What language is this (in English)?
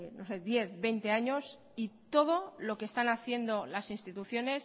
Spanish